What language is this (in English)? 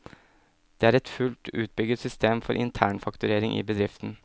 Norwegian